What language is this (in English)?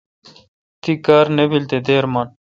Kalkoti